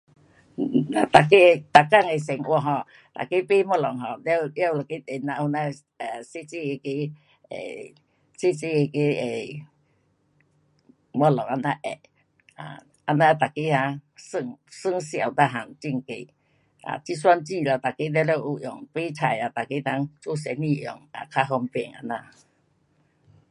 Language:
Pu-Xian Chinese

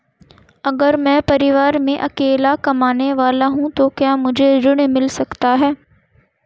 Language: Hindi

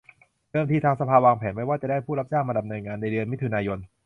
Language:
Thai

